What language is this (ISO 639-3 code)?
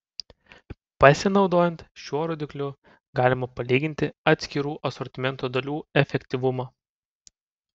lit